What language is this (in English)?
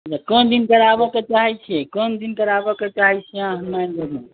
Maithili